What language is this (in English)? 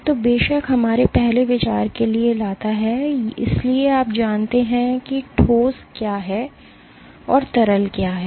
Hindi